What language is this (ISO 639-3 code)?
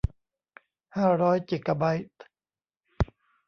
tha